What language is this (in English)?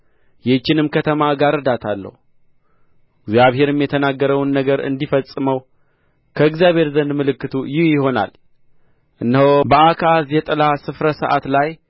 Amharic